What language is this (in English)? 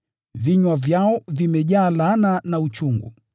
Swahili